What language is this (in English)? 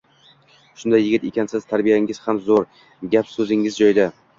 Uzbek